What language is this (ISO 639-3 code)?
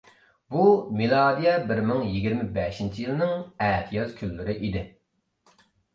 uig